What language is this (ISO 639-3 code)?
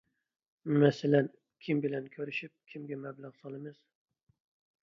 uig